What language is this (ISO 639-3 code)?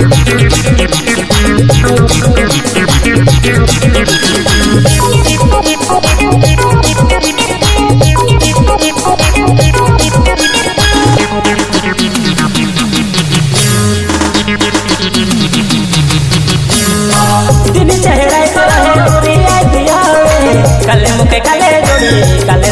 hin